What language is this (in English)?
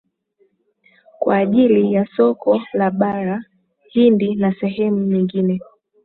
Swahili